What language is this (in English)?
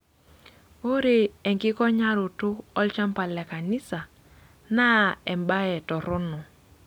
Masai